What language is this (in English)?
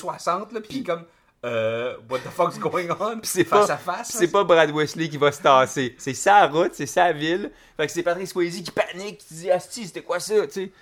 French